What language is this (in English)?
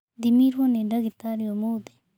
Kikuyu